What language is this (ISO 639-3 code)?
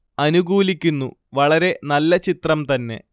mal